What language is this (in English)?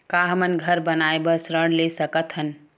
Chhattisgarhi